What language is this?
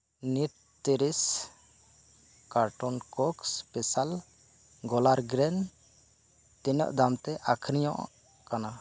Santali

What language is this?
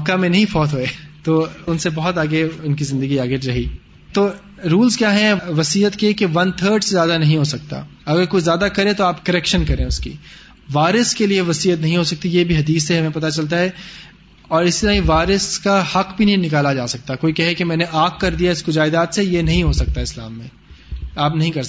Urdu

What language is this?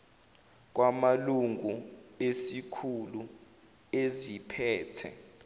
Zulu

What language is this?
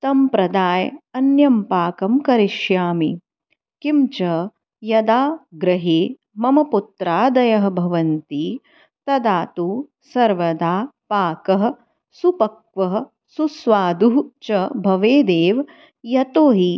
Sanskrit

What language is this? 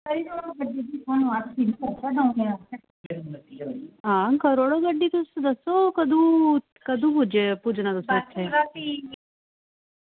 Dogri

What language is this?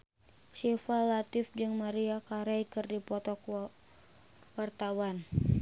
Sundanese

